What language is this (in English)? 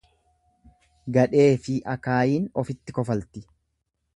Oromo